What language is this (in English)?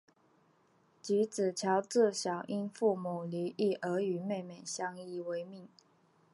Chinese